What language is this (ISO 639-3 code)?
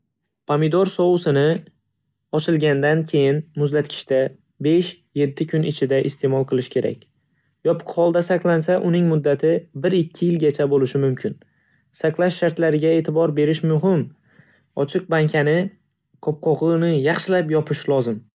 uzb